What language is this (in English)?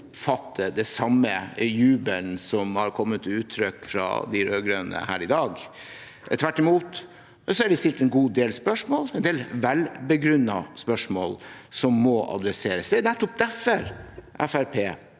Norwegian